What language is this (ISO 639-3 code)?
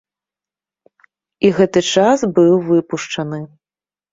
bel